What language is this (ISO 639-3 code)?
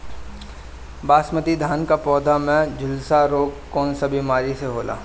bho